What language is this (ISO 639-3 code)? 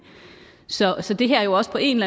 dan